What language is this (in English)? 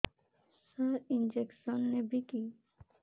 Odia